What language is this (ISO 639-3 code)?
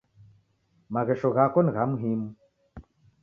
dav